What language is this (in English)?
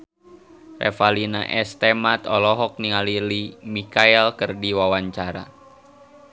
Sundanese